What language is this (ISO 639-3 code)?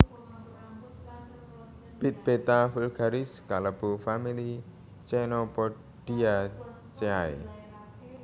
jav